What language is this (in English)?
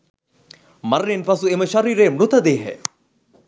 Sinhala